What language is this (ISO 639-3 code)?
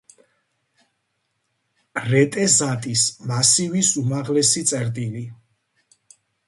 kat